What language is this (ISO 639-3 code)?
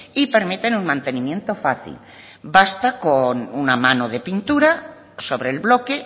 spa